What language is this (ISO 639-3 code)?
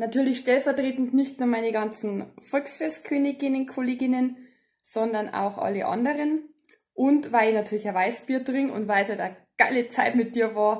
deu